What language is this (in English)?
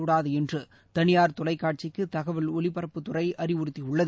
Tamil